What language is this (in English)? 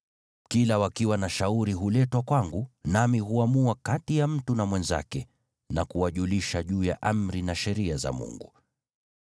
Swahili